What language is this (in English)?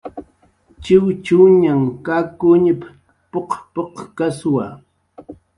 Jaqaru